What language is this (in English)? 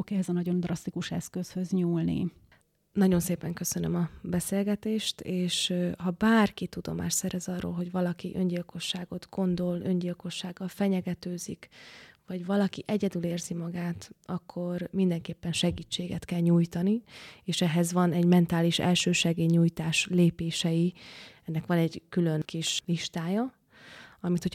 Hungarian